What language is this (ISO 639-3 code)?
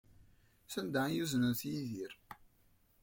kab